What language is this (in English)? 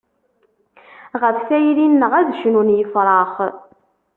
Kabyle